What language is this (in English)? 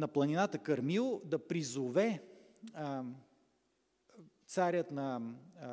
Bulgarian